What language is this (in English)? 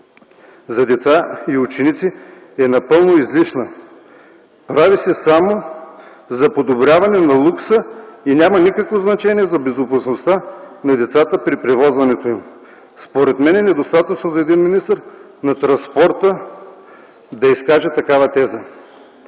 Bulgarian